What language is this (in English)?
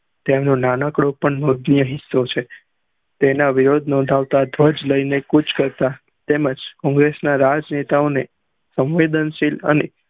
Gujarati